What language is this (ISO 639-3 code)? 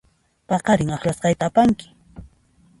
qxp